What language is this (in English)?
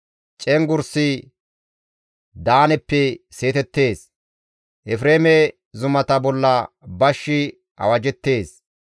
Gamo